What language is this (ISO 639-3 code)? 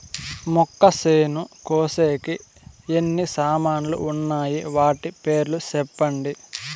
tel